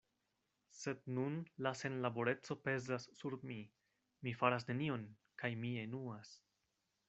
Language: Esperanto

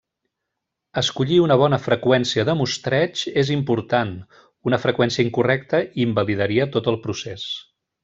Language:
Catalan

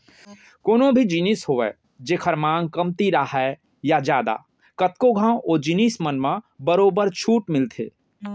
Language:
Chhattisgarhi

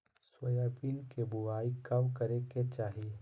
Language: Magahi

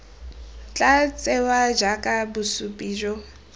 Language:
Tswana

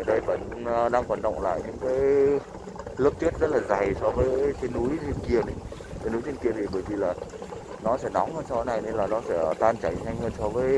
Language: Vietnamese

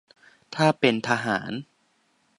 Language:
Thai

